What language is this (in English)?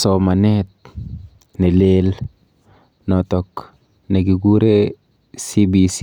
Kalenjin